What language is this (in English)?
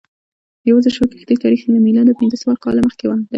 Pashto